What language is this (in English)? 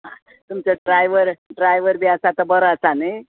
Konkani